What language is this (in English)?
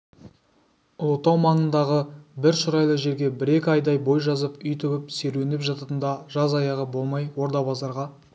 Kazakh